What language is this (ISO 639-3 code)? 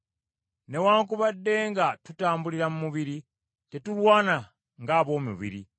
lug